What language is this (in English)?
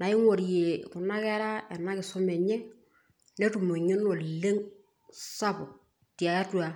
Masai